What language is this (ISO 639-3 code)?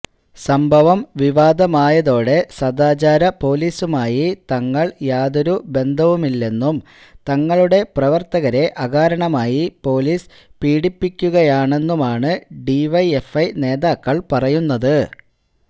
mal